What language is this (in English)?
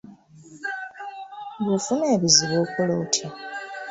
Ganda